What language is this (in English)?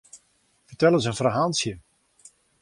Western Frisian